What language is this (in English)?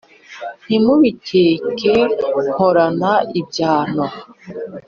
Kinyarwanda